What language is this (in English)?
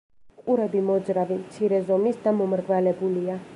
Georgian